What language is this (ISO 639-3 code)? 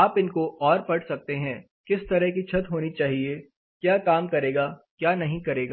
hin